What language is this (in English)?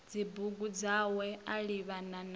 Venda